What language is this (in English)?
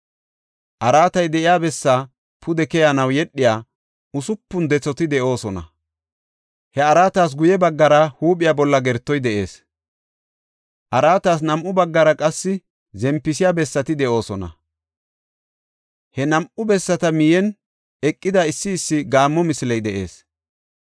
Gofa